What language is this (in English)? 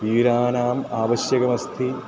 Sanskrit